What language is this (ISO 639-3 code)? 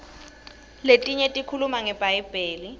ssw